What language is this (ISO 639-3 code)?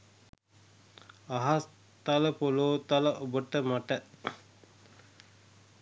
sin